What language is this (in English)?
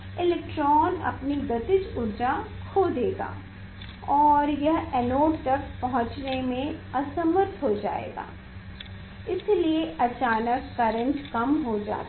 Hindi